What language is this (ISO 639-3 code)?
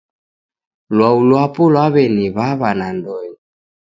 dav